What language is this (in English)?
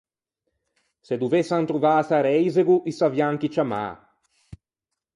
Ligurian